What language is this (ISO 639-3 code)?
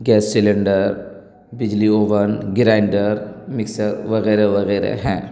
urd